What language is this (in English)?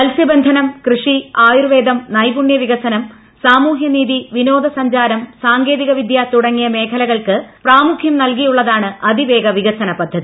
Malayalam